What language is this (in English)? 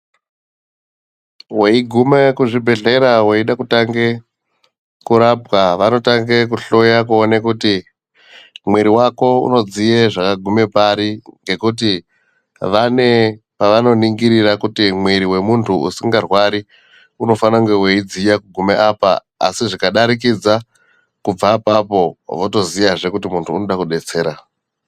Ndau